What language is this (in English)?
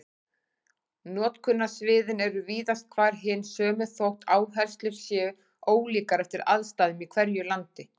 Icelandic